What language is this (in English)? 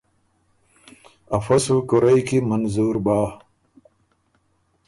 Ormuri